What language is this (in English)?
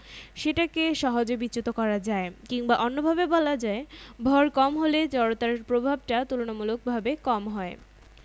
Bangla